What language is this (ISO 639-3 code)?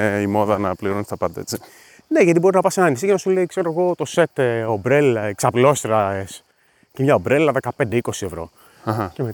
ell